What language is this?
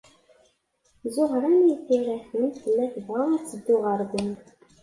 Kabyle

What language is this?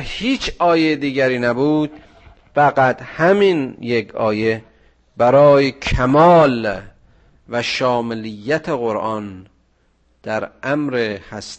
Persian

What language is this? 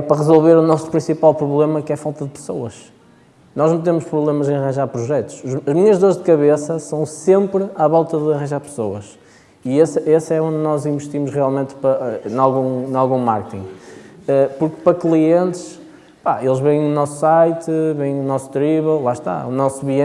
Portuguese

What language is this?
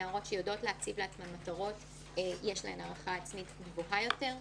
Hebrew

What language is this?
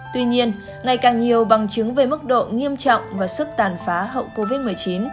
Vietnamese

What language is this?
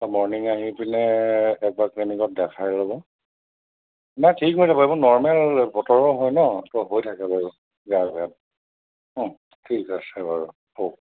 Assamese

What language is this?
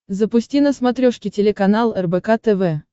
Russian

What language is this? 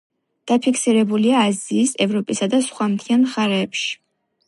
Georgian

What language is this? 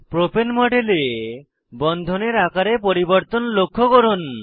Bangla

